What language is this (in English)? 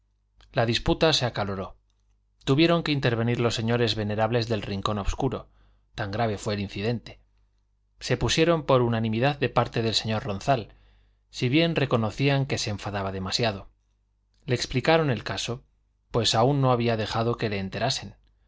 Spanish